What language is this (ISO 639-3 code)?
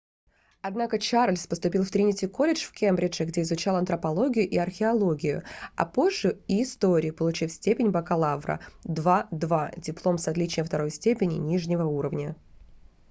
rus